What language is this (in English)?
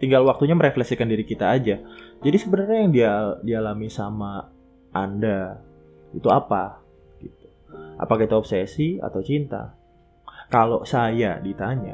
Indonesian